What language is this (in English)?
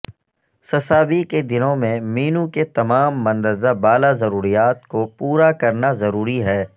Urdu